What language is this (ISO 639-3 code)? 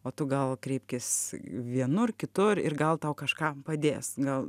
lit